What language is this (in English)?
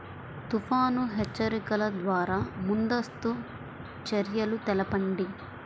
Telugu